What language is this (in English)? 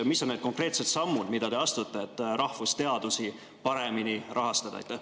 Estonian